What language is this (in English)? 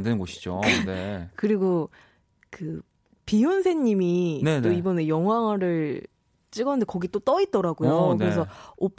Korean